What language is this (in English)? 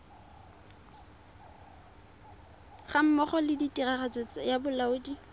Tswana